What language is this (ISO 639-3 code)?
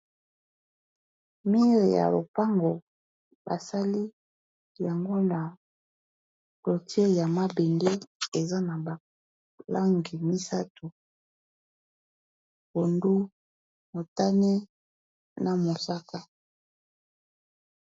lin